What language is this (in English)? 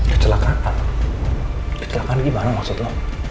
Indonesian